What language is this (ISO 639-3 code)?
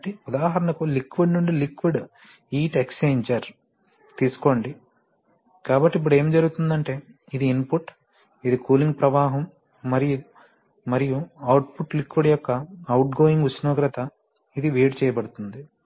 tel